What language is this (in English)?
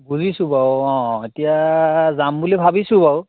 Assamese